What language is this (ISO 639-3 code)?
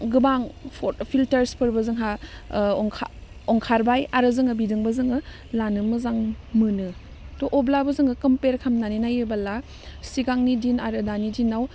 brx